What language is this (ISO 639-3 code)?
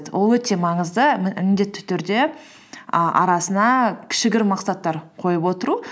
kaz